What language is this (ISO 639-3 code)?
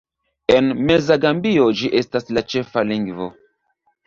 epo